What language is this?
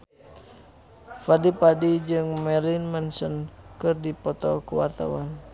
Sundanese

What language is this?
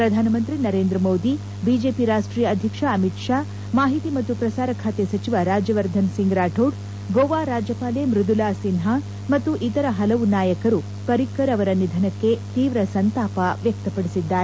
Kannada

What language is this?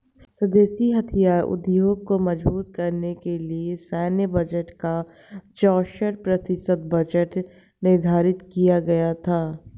Hindi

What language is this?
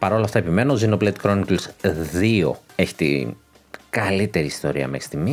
Greek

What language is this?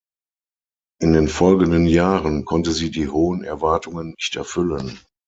German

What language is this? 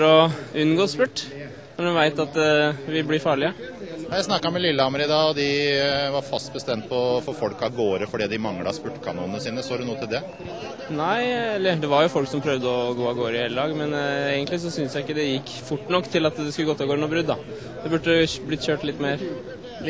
Norwegian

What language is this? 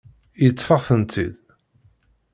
Kabyle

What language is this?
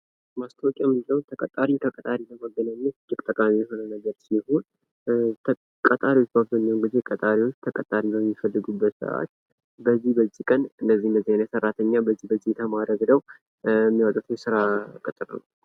Amharic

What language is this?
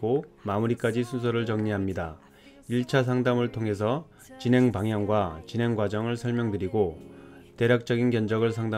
Korean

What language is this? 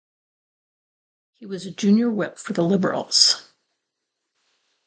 English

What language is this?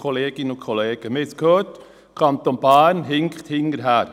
Swiss German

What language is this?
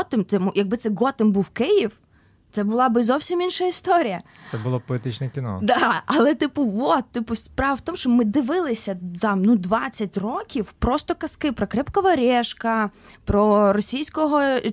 Ukrainian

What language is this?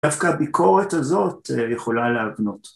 Hebrew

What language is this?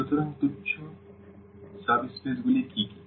Bangla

